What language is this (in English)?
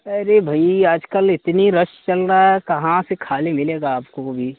Urdu